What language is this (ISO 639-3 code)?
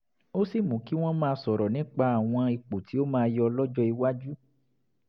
yor